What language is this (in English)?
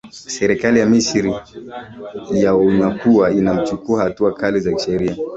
Swahili